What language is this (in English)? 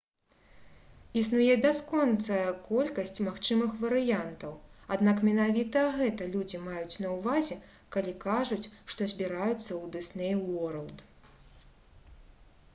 Belarusian